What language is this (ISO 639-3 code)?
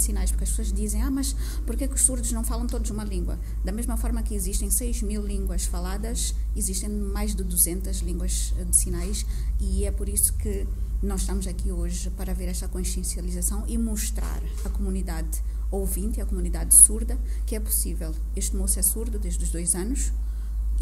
por